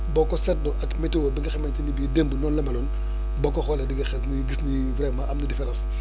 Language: Wolof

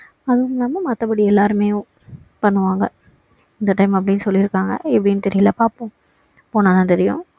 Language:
Tamil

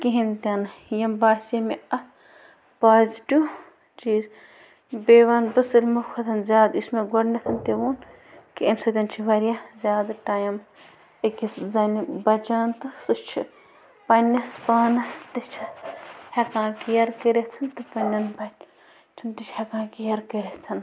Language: Kashmiri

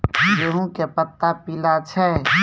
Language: Maithili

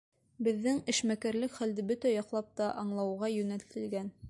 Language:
Bashkir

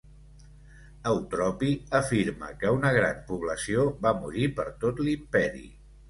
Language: Catalan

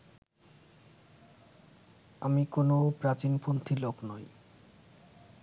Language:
Bangla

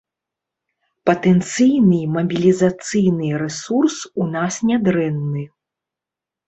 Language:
Belarusian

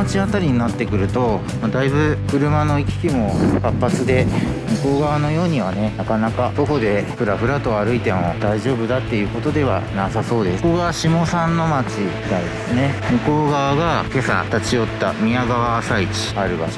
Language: Japanese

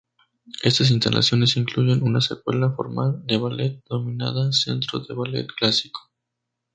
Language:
Spanish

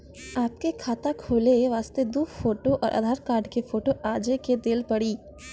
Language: Maithili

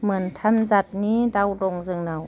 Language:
Bodo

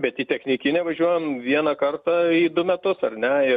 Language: Lithuanian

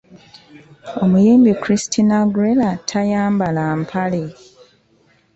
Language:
Ganda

